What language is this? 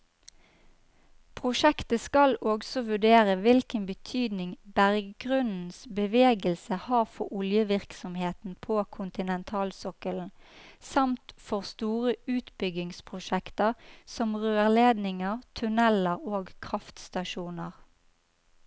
Norwegian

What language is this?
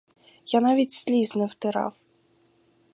Ukrainian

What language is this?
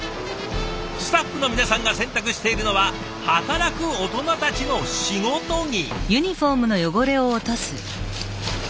Japanese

